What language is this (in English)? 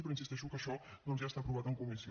Catalan